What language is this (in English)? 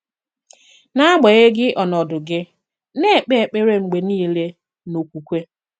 Igbo